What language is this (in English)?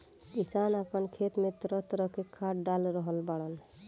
Bhojpuri